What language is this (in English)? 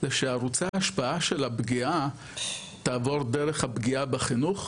Hebrew